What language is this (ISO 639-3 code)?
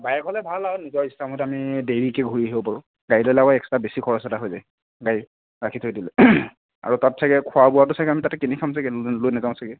asm